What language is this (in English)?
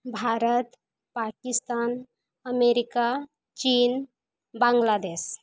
Santali